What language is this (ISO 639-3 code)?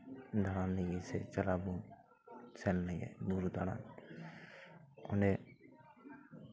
sat